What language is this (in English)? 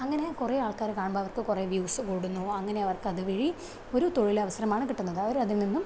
Malayalam